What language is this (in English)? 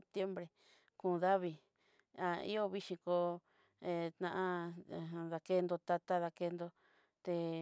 Southeastern Nochixtlán Mixtec